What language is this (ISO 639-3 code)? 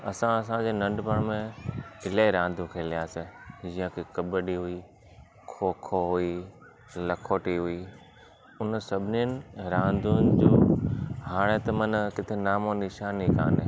snd